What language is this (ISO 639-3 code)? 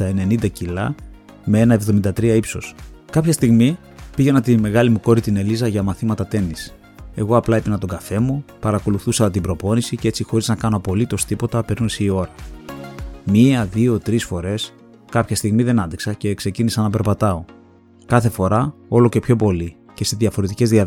ell